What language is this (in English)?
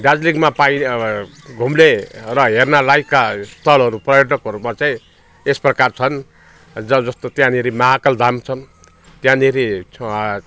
Nepali